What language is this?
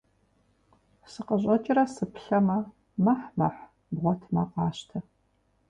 Kabardian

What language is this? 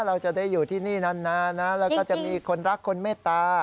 Thai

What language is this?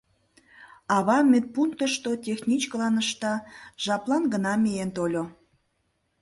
Mari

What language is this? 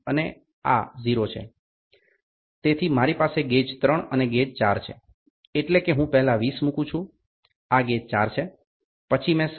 Gujarati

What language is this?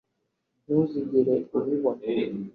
Kinyarwanda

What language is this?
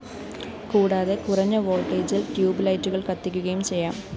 Malayalam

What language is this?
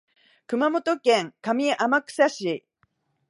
Japanese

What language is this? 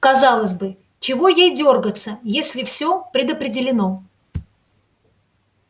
Russian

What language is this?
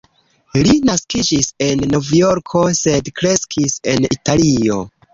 Esperanto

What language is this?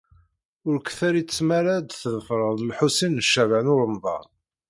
Kabyle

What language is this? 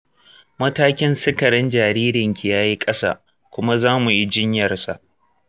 Hausa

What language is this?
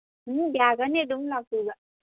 Manipuri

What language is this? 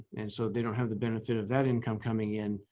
English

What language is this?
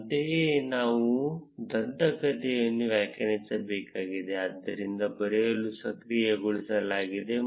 Kannada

